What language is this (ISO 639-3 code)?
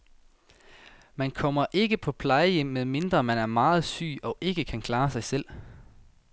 dan